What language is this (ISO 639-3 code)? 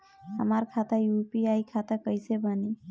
bho